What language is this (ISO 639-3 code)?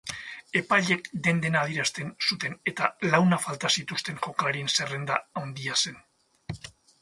eus